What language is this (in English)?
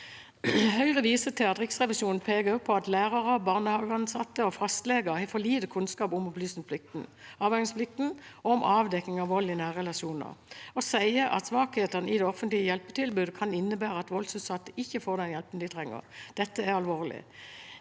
Norwegian